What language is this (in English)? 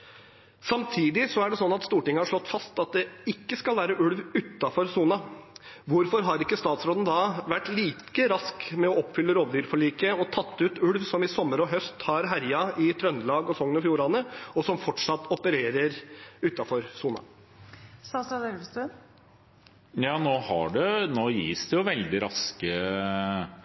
Norwegian Bokmål